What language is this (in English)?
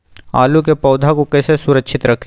Magahi